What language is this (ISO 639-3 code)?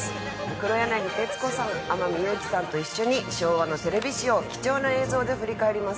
jpn